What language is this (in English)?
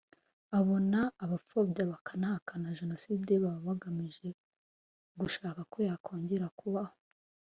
Kinyarwanda